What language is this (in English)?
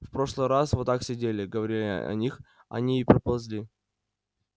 Russian